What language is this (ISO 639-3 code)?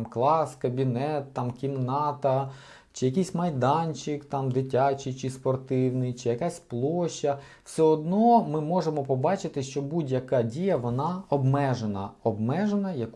ukr